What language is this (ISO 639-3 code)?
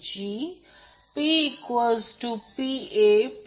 mar